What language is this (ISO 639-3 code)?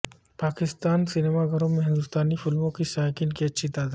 urd